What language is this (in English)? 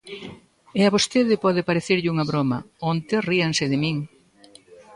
Galician